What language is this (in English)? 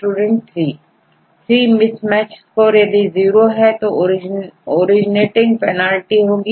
Hindi